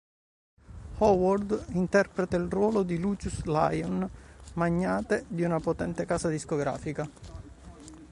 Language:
Italian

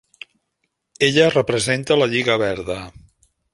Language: Catalan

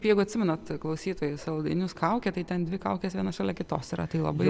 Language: Lithuanian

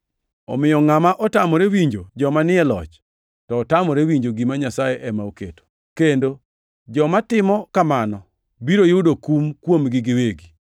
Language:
Luo (Kenya and Tanzania)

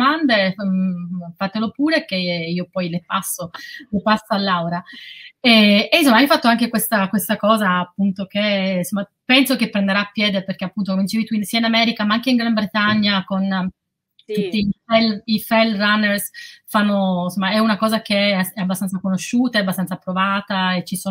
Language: Italian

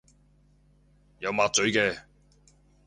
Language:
Cantonese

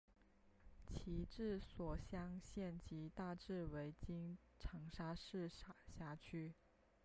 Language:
Chinese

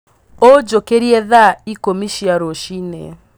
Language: Kikuyu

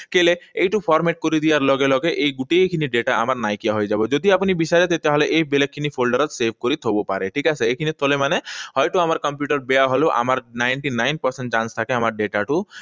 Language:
Assamese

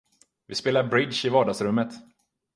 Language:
Swedish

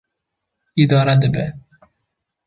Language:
Kurdish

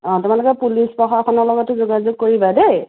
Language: Assamese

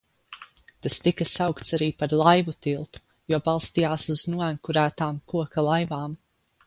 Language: Latvian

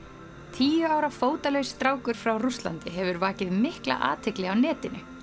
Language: Icelandic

